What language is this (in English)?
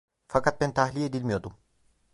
Turkish